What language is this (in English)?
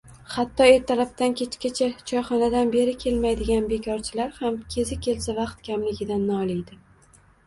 Uzbek